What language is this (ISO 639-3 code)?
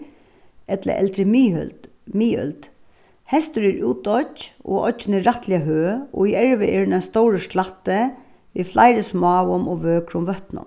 fao